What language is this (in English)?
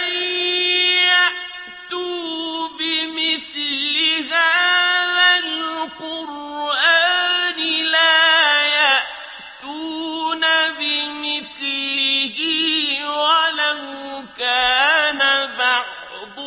Arabic